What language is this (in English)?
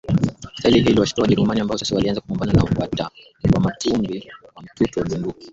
Swahili